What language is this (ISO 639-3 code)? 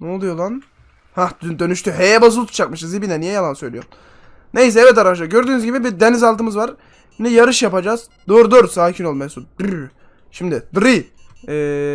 tur